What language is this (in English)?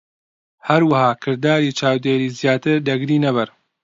Central Kurdish